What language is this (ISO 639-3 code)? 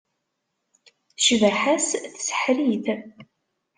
kab